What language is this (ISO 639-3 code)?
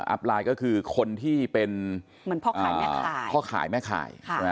tha